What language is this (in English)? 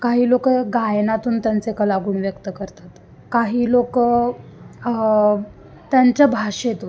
Marathi